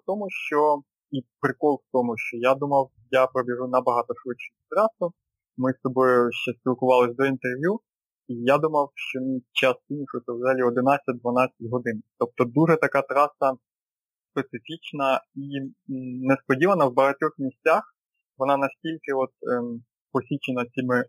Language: Ukrainian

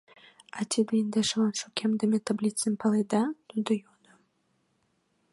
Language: Mari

